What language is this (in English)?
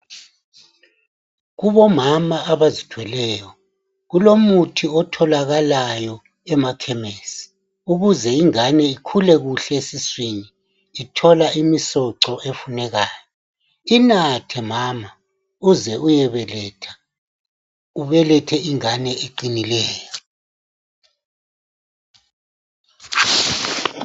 North Ndebele